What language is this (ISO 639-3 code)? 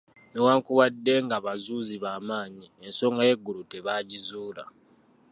lug